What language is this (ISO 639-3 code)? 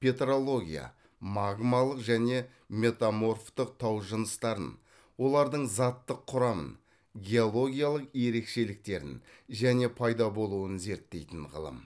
kaz